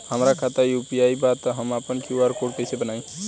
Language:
Bhojpuri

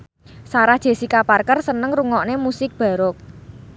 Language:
Javanese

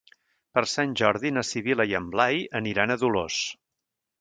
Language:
Catalan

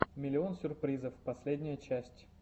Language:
Russian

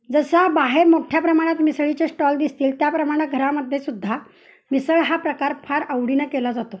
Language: Marathi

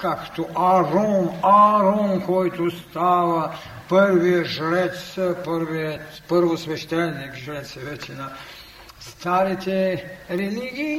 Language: Bulgarian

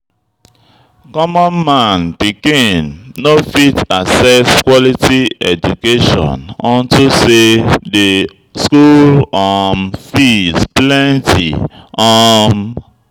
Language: Nigerian Pidgin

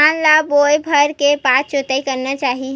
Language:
Chhattisgarhi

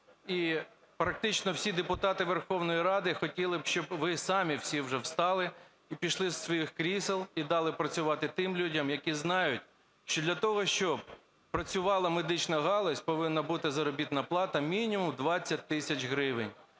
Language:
Ukrainian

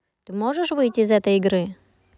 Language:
Russian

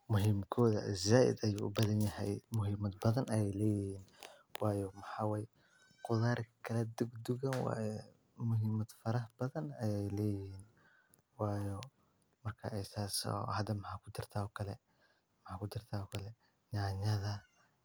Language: Somali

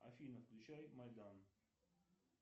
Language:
Russian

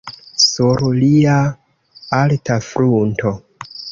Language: Esperanto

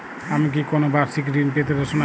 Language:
Bangla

